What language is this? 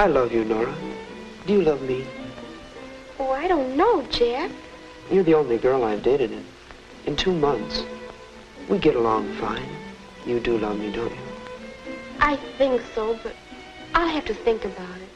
Greek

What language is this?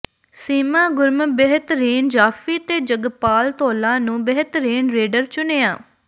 Punjabi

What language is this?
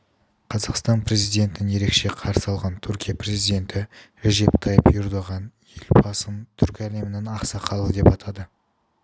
Kazakh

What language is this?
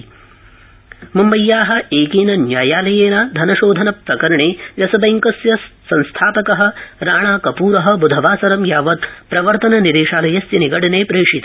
Sanskrit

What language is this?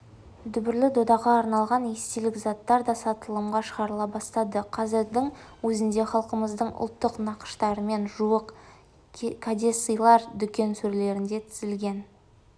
Kazakh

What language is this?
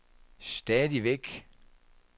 Danish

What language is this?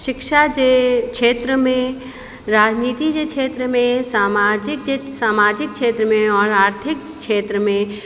Sindhi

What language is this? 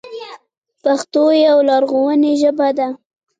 Pashto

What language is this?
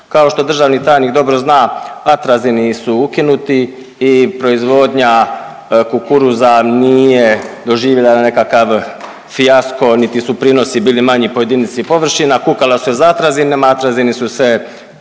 Croatian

